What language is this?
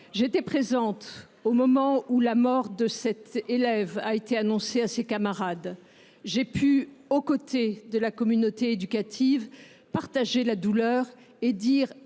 French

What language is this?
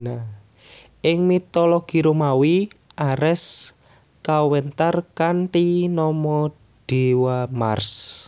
Javanese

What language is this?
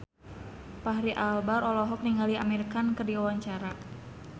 Sundanese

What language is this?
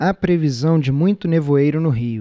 Portuguese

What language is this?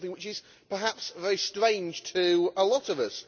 English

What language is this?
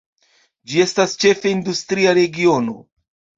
Esperanto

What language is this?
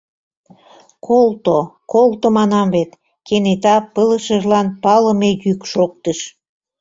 Mari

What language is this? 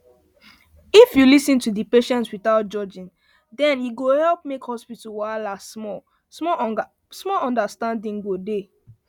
Nigerian Pidgin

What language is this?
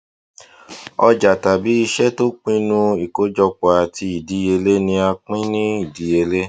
Yoruba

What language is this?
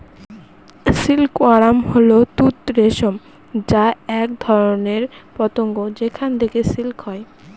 Bangla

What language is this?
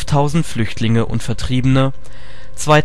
German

